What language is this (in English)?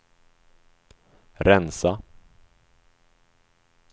Swedish